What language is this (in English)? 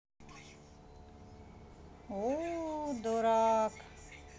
Russian